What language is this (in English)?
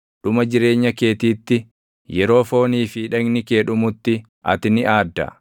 Oromo